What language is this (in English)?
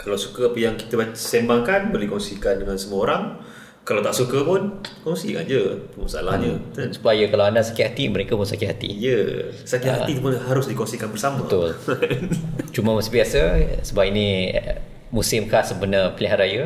Malay